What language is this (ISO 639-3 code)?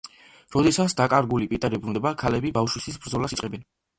kat